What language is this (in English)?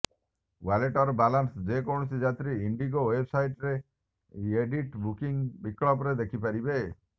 Odia